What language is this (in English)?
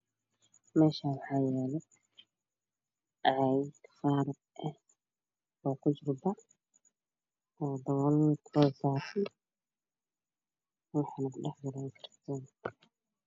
Somali